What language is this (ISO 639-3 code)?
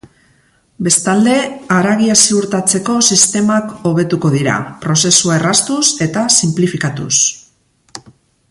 eus